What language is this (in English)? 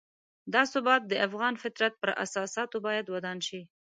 Pashto